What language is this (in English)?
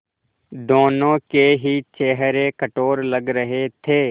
Hindi